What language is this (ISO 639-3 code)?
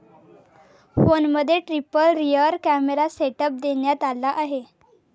mar